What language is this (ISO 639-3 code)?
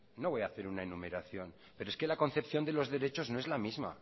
spa